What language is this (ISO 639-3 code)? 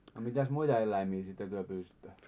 fin